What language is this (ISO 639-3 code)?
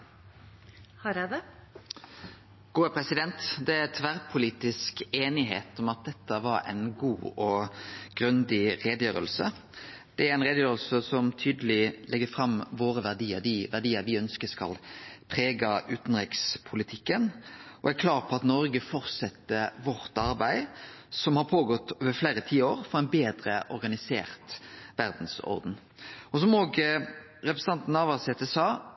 nno